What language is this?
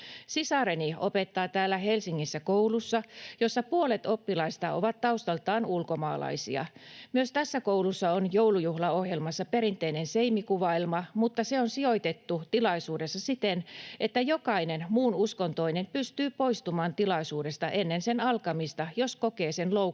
Finnish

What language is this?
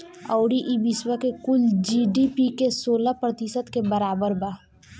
Bhojpuri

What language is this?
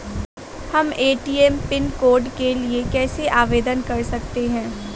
Hindi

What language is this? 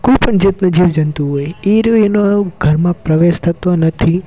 Gujarati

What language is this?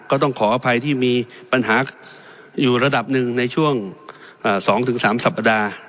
Thai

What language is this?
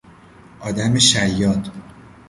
Persian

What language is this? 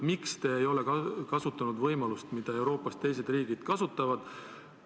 Estonian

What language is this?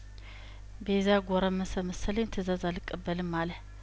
Amharic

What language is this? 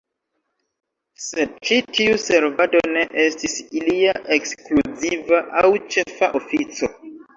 Esperanto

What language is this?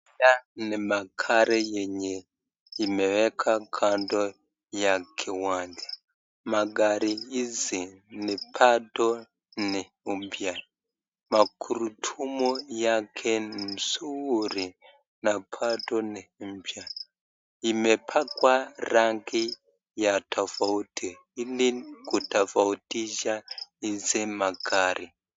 Swahili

